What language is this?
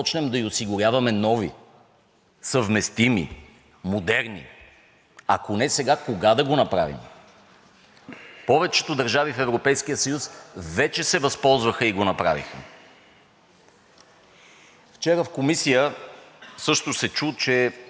Bulgarian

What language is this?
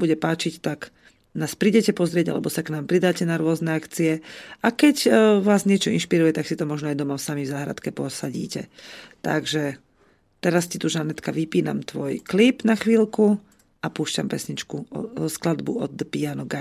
Slovak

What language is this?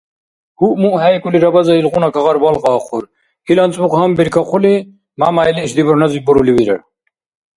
Dargwa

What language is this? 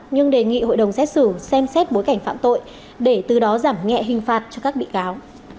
Vietnamese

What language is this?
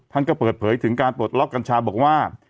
Thai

